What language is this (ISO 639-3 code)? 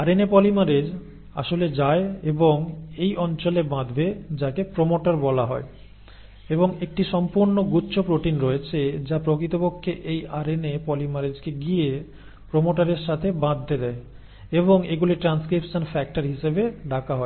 ben